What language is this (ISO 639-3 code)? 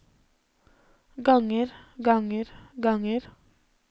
nor